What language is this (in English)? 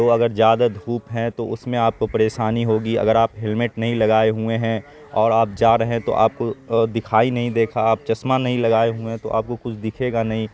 Urdu